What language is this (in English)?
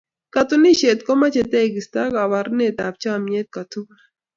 Kalenjin